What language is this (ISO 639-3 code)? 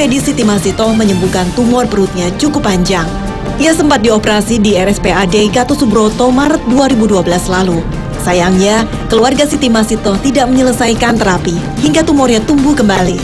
ind